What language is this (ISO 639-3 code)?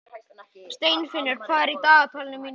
isl